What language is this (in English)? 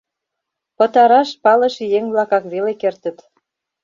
Mari